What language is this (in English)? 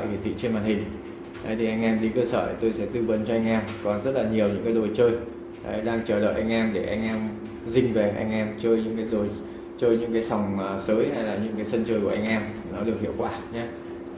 Vietnamese